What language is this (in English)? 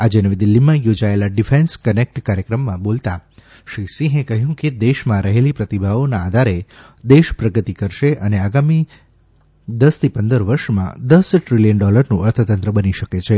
Gujarati